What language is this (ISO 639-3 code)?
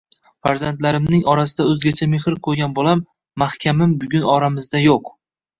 uzb